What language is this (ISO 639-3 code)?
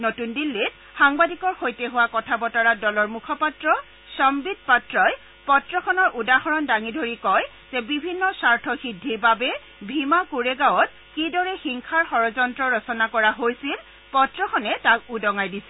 asm